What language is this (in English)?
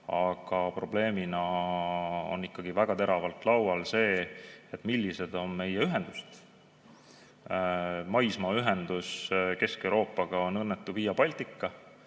Estonian